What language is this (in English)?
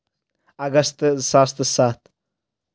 Kashmiri